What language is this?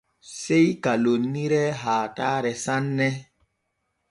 Borgu Fulfulde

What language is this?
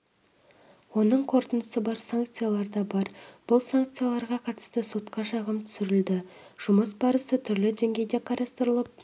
Kazakh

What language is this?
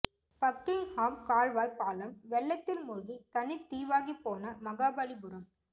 Tamil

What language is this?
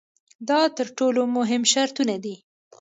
Pashto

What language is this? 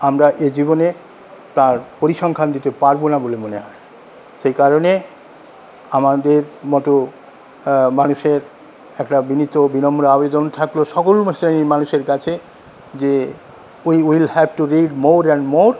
Bangla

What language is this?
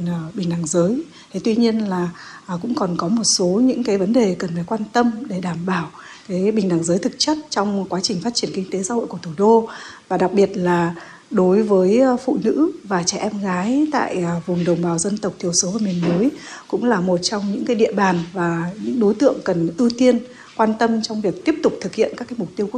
Vietnamese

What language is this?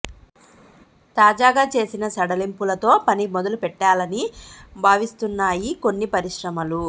Telugu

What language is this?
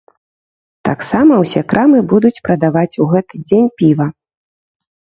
Belarusian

